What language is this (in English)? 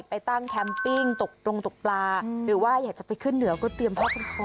Thai